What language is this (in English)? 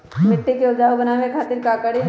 Magahi